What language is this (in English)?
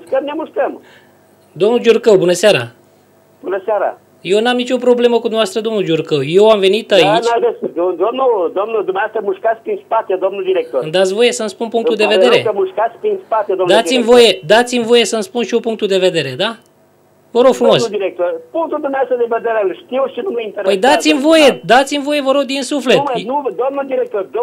Romanian